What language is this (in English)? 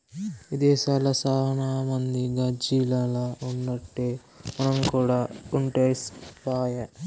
Telugu